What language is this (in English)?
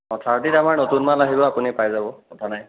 Assamese